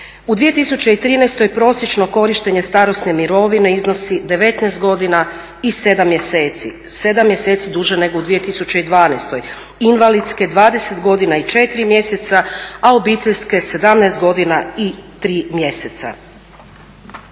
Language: Croatian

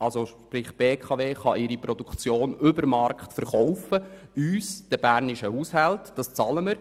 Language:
Swiss German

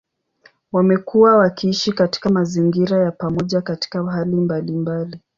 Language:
Swahili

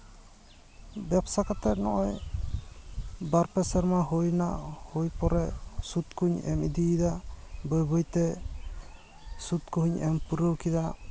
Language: Santali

